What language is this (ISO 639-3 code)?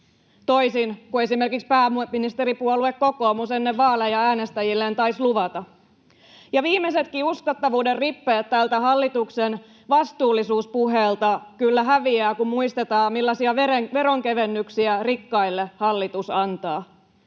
fin